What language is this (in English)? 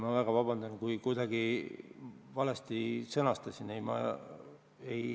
Estonian